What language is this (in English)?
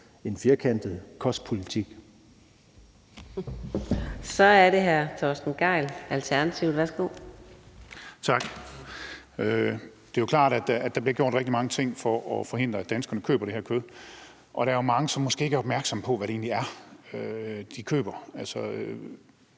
Danish